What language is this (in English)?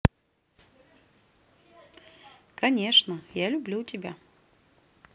Russian